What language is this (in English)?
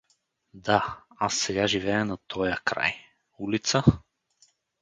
Bulgarian